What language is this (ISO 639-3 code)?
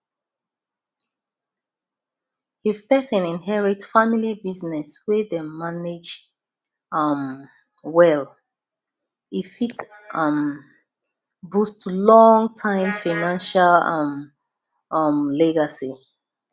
pcm